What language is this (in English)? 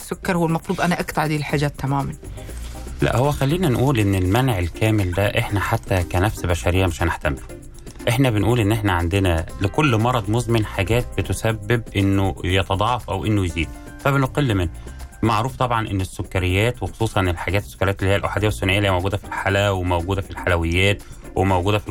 Arabic